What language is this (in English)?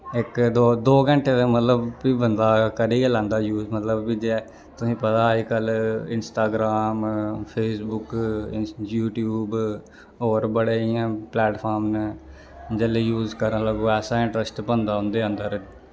Dogri